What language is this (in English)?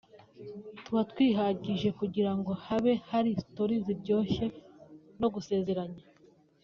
Kinyarwanda